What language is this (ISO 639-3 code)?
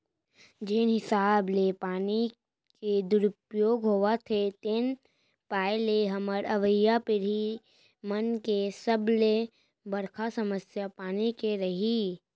hne